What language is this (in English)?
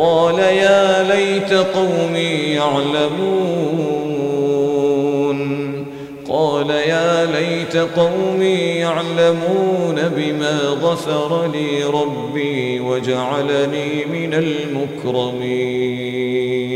Arabic